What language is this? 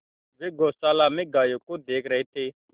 Hindi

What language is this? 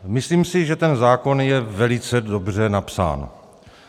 Czech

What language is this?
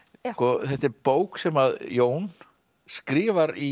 Icelandic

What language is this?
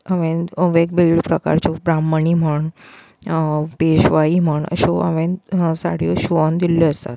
Konkani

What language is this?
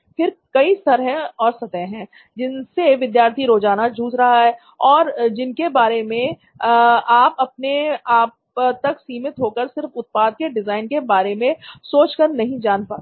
Hindi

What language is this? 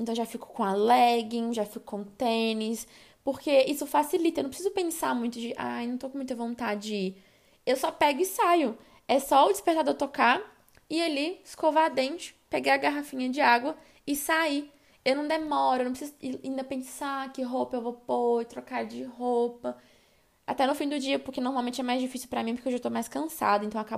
Portuguese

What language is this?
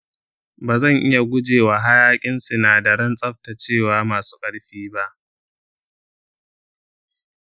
Hausa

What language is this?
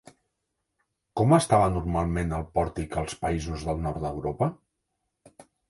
Catalan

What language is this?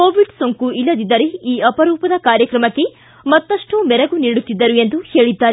Kannada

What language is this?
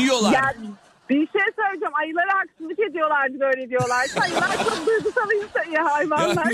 Turkish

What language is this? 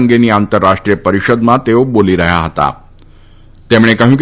Gujarati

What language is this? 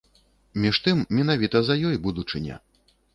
Belarusian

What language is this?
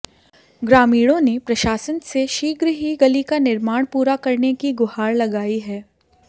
Hindi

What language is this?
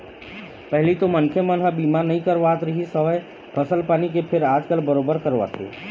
Chhattisgarhi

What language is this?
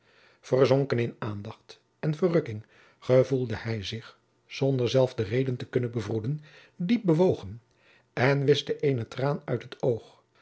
Dutch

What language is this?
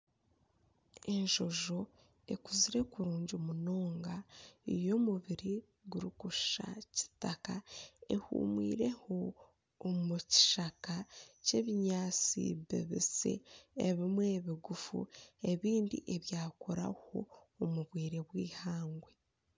Nyankole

